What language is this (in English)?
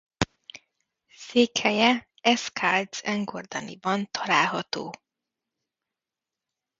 Hungarian